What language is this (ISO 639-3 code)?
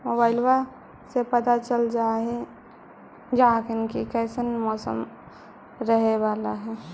mag